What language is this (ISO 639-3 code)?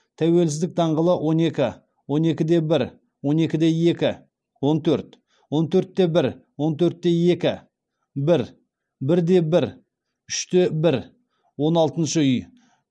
kaz